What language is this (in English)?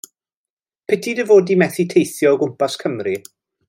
Welsh